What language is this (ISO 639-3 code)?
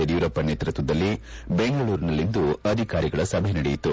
kan